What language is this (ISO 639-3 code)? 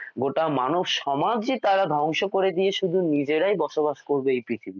ben